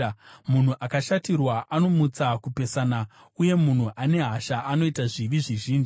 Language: Shona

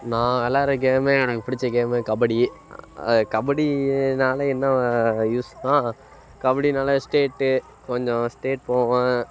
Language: Tamil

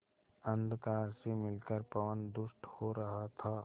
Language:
Hindi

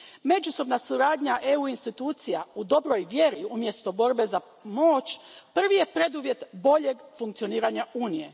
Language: Croatian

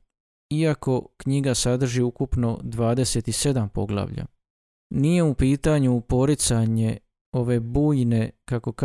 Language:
Croatian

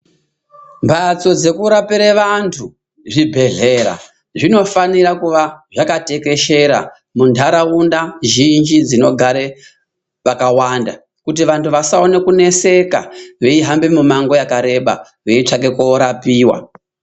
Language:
Ndau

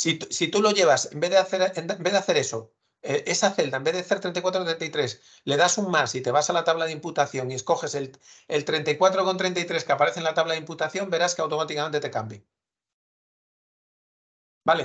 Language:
Spanish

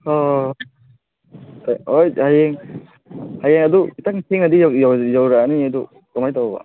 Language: Manipuri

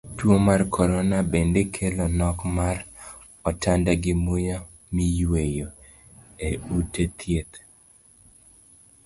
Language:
Luo (Kenya and Tanzania)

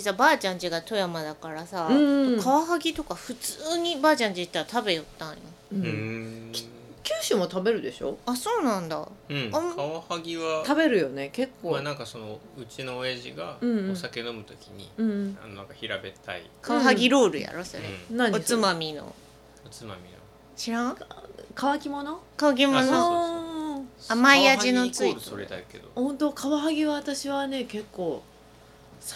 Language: Japanese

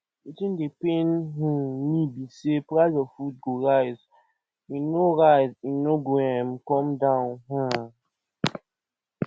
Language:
Nigerian Pidgin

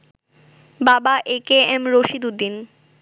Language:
Bangla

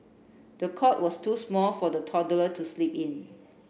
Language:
English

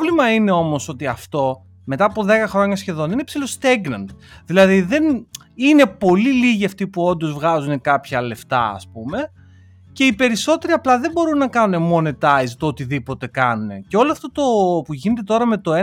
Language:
Greek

